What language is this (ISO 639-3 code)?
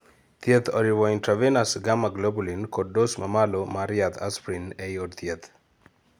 luo